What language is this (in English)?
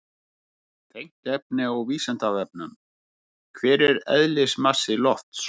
Icelandic